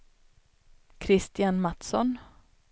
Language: Swedish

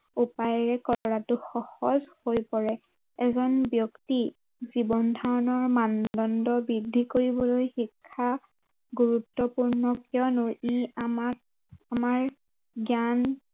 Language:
Assamese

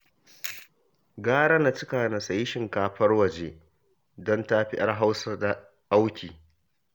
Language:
Hausa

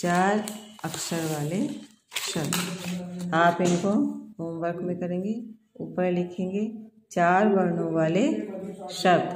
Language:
Hindi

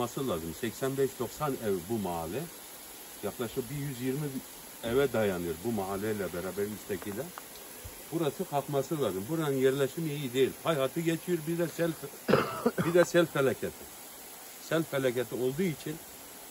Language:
Turkish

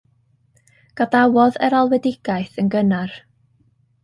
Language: Welsh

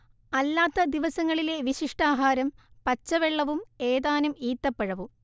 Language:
Malayalam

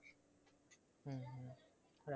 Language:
Bangla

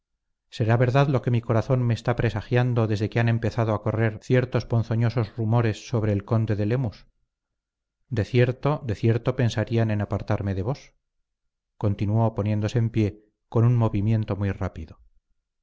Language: Spanish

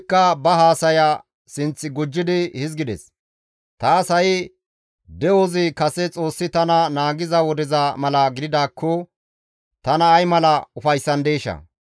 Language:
Gamo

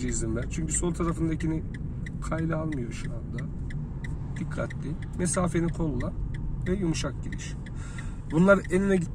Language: Turkish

